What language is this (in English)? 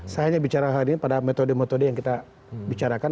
Indonesian